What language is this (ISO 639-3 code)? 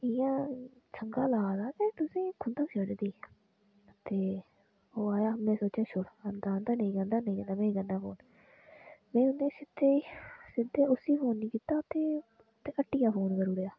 doi